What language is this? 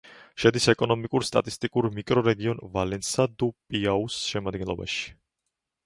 Georgian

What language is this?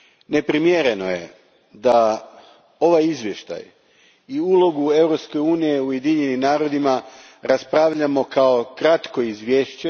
Croatian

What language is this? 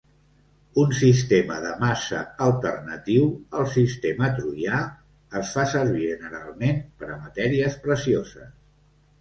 Catalan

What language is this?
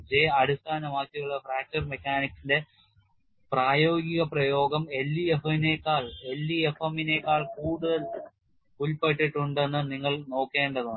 Malayalam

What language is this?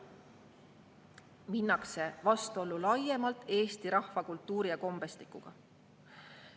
Estonian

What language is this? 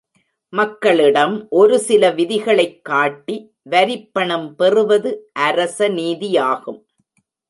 Tamil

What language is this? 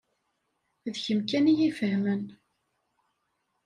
Kabyle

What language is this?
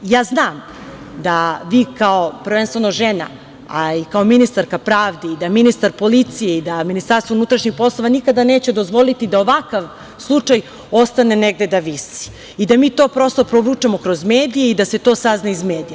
Serbian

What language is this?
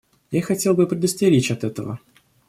Russian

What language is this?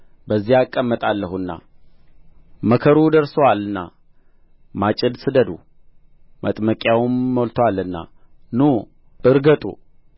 Amharic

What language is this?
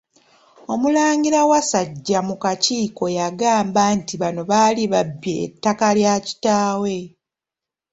Ganda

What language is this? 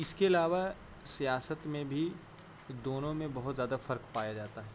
Urdu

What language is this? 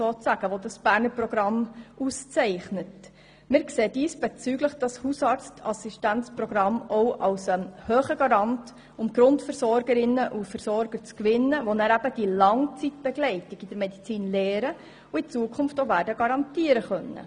Swiss German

